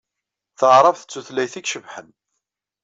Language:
Kabyle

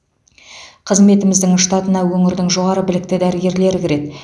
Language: Kazakh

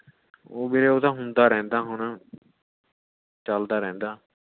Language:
Punjabi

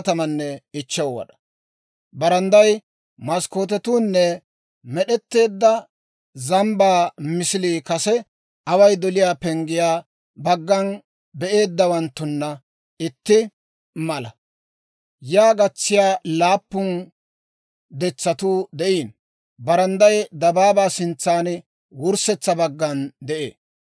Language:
Dawro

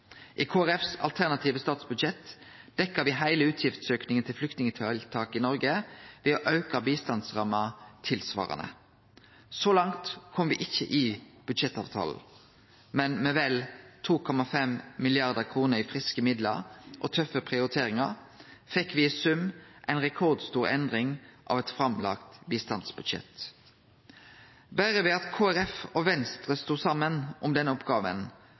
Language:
Norwegian Nynorsk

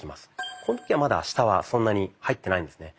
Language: Japanese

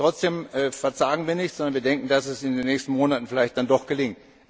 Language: German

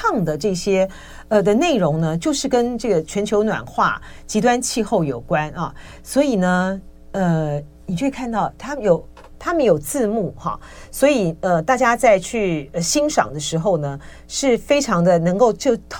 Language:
Chinese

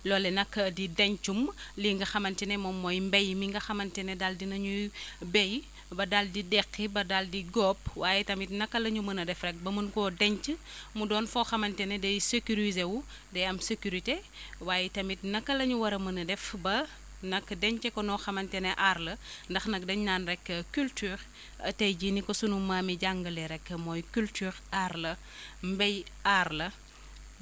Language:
Wolof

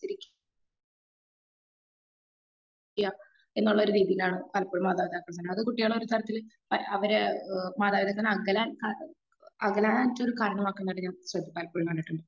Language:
Malayalam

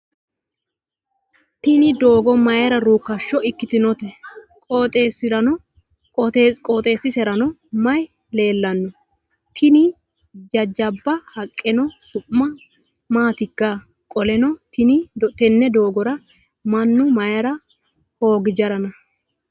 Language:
Sidamo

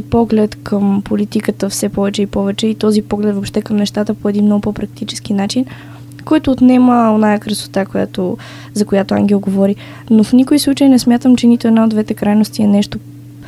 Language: Bulgarian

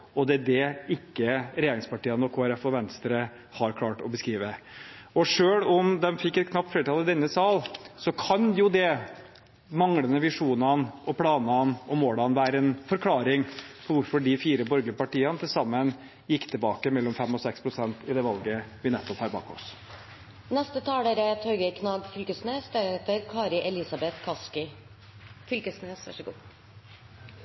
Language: Norwegian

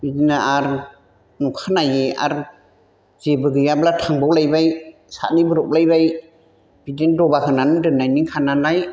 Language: Bodo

